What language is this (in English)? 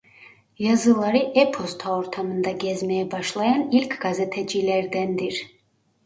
Turkish